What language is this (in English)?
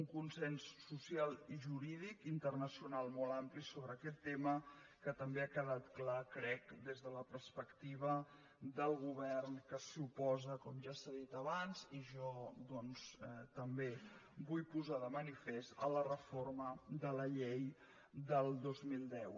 Catalan